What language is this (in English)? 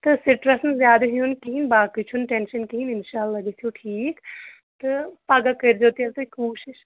Kashmiri